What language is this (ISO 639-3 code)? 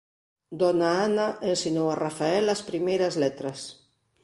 glg